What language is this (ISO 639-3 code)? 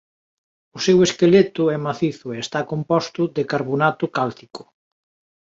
glg